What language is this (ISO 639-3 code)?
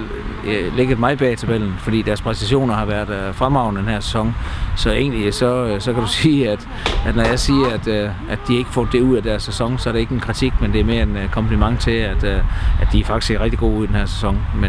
dan